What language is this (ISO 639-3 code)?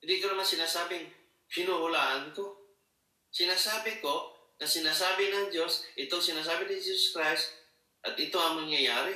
fil